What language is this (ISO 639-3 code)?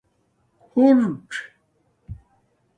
dmk